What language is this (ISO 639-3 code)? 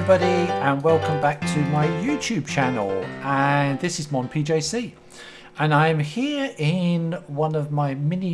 eng